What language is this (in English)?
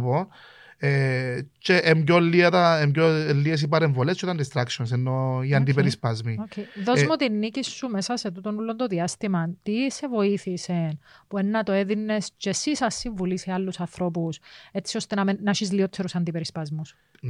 Greek